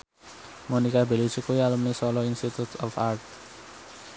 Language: Javanese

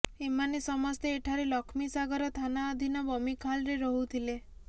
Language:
Odia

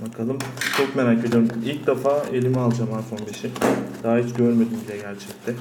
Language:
Turkish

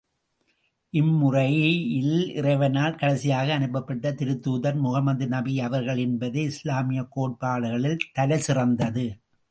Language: Tamil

